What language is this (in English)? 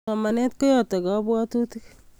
Kalenjin